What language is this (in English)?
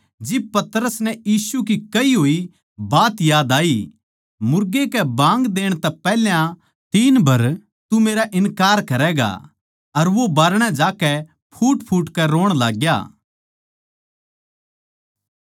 Haryanvi